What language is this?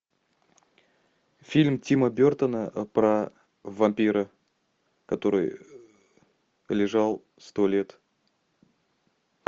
Russian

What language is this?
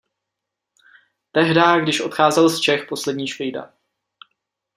Czech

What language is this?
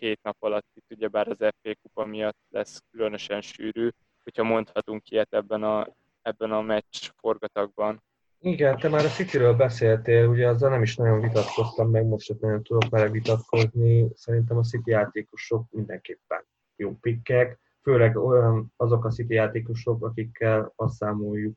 Hungarian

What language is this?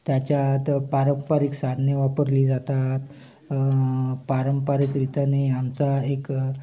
Marathi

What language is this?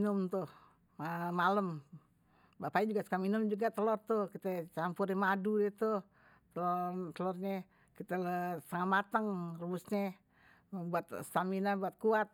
Betawi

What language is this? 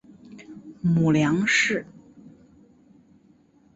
Chinese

